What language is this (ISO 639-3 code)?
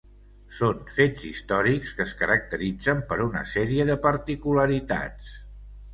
cat